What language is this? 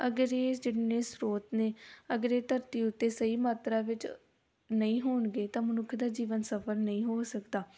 Punjabi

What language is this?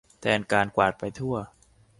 Thai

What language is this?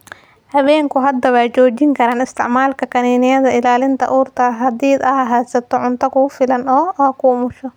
Somali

